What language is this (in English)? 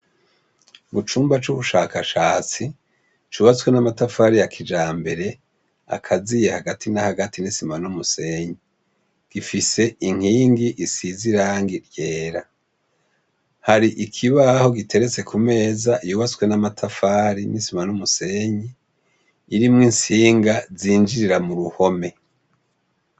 Rundi